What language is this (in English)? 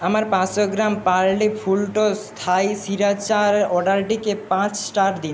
Bangla